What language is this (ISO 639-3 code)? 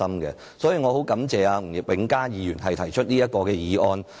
yue